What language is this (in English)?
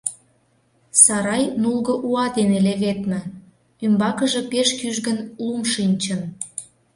Mari